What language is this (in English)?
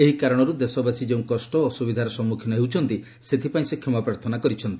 Odia